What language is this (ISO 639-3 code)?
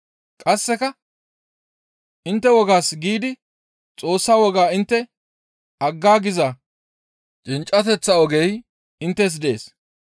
gmv